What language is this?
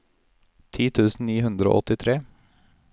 Norwegian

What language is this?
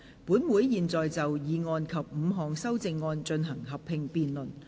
Cantonese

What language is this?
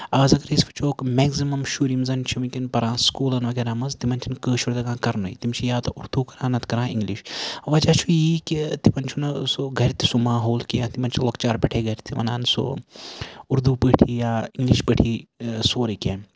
Kashmiri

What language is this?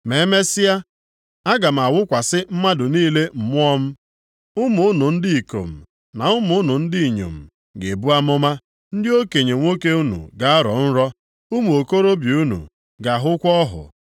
Igbo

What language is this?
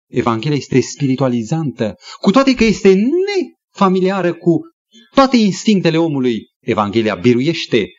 Romanian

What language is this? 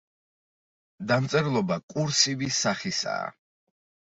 Georgian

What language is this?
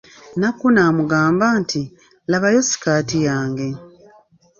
Ganda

